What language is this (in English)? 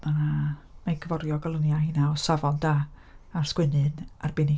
Welsh